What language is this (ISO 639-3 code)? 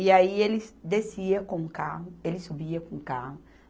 por